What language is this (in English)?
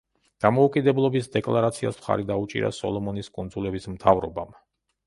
Georgian